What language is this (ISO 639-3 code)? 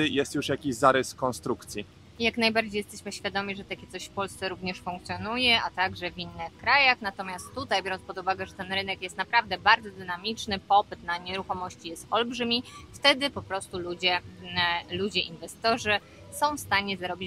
pol